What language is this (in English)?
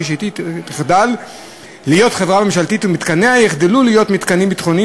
Hebrew